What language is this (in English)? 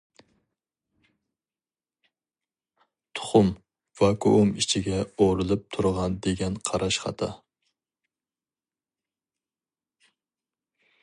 Uyghur